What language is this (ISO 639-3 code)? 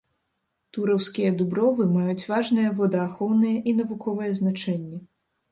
bel